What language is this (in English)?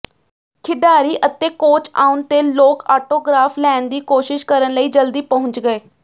Punjabi